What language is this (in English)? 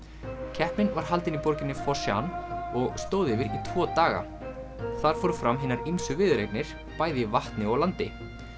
Icelandic